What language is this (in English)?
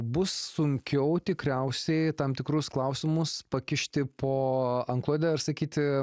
Lithuanian